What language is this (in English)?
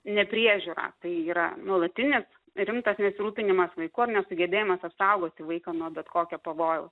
Lithuanian